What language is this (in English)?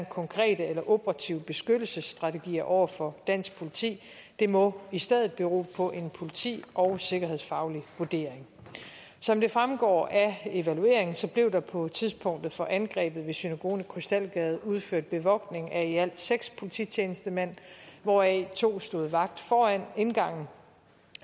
Danish